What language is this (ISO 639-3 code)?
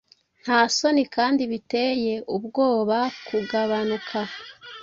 kin